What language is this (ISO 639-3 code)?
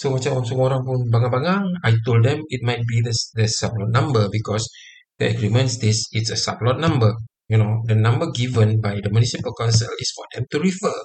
msa